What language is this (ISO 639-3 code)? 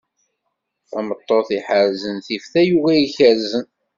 kab